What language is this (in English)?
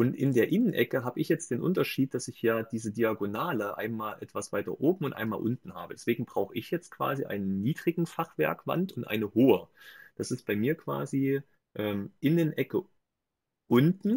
German